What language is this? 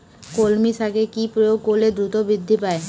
Bangla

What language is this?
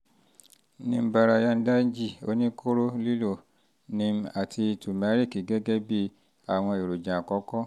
Yoruba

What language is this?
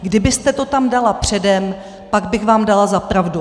Czech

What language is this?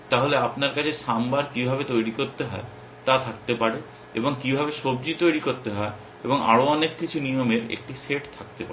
Bangla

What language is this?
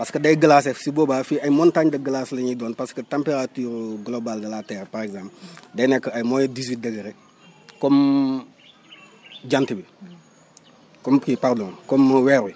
Wolof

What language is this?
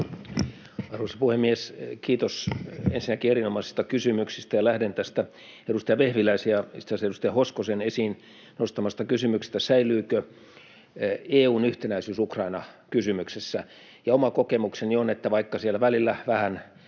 Finnish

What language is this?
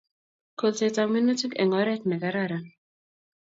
Kalenjin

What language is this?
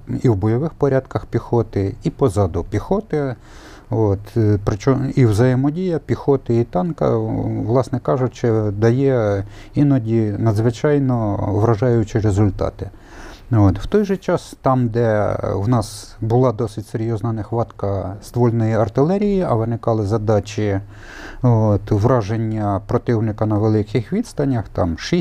Ukrainian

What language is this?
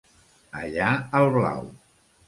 Catalan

